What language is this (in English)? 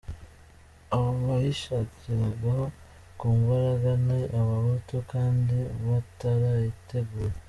Kinyarwanda